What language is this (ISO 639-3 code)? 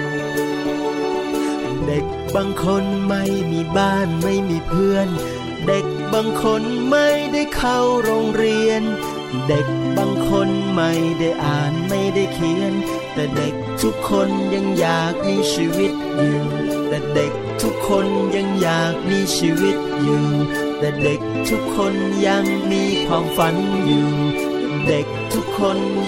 tha